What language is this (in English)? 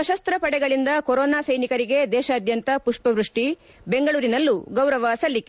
Kannada